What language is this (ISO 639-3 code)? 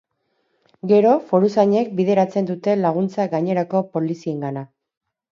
eus